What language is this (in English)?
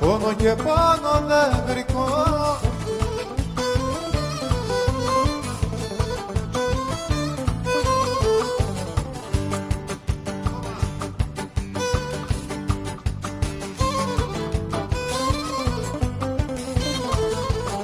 Greek